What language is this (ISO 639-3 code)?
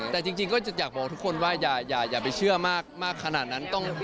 tha